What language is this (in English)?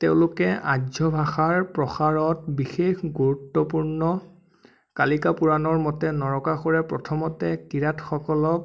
Assamese